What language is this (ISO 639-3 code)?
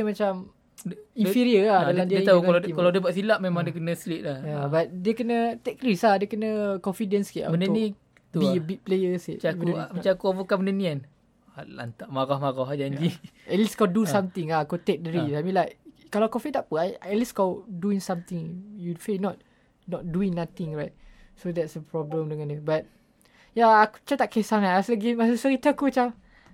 msa